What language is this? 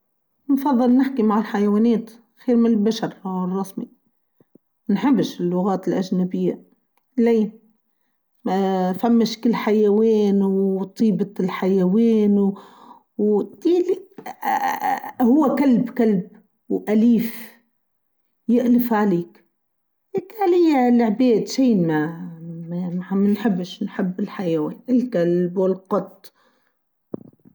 Tunisian Arabic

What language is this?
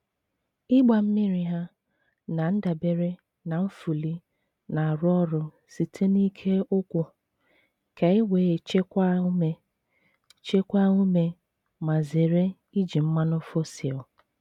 Igbo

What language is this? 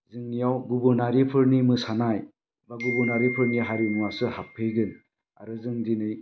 Bodo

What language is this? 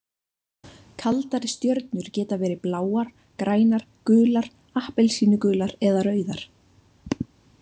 Icelandic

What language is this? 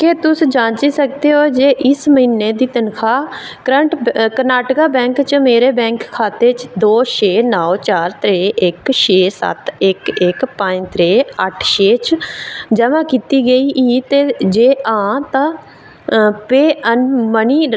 Dogri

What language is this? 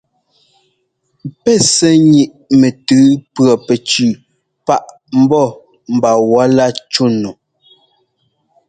Ngomba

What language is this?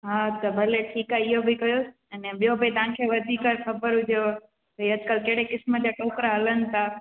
Sindhi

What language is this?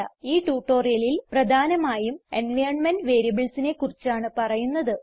Malayalam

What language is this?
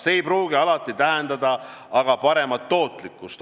Estonian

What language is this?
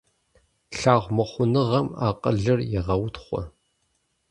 Kabardian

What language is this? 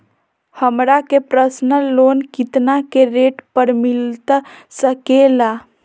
Magahi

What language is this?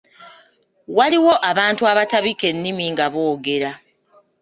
Ganda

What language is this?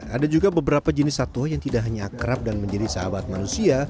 Indonesian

